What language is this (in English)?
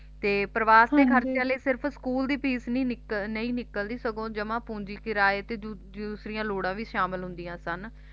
Punjabi